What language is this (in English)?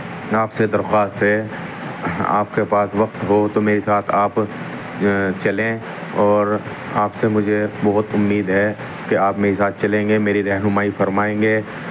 Urdu